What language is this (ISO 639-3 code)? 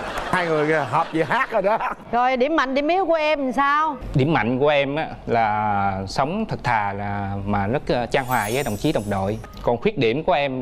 vie